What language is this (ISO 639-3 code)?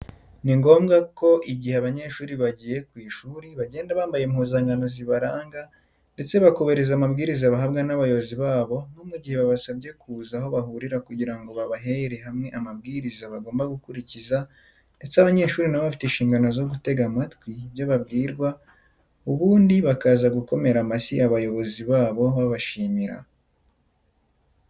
kin